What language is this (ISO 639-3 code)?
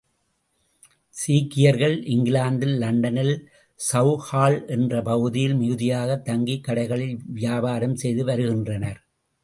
tam